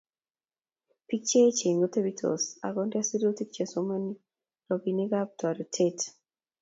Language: Kalenjin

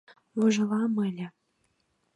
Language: Mari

